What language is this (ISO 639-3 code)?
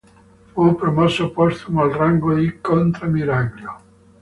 ita